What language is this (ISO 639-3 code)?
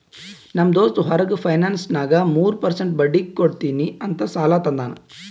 kan